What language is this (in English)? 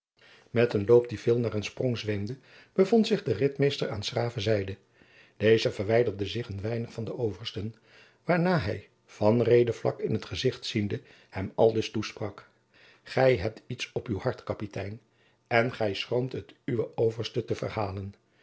Dutch